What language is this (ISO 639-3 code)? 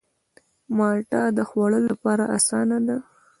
pus